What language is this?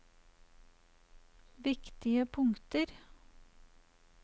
Norwegian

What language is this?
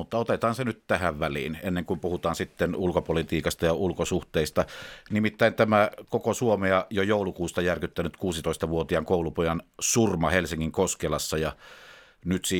Finnish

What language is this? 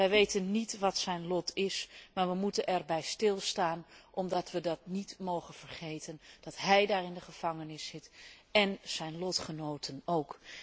Dutch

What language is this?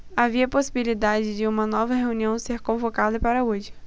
Portuguese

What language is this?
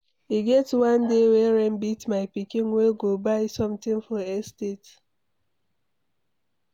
Nigerian Pidgin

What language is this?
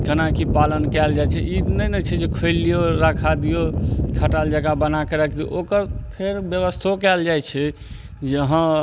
Maithili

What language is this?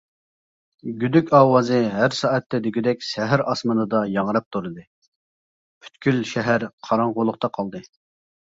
Uyghur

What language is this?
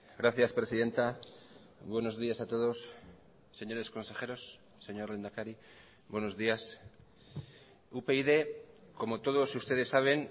Spanish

